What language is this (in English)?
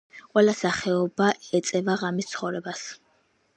Georgian